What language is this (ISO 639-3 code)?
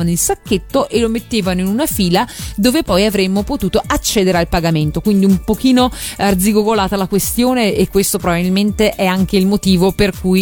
ita